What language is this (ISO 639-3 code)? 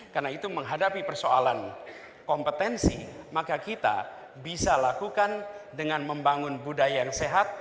ind